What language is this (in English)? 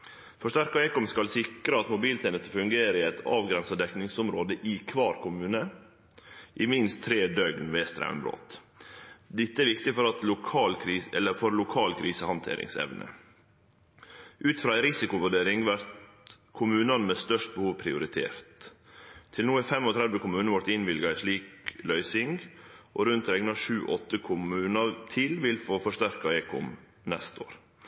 Norwegian Nynorsk